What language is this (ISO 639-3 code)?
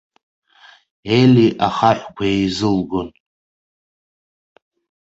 abk